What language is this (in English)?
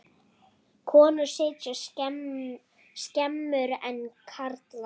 Icelandic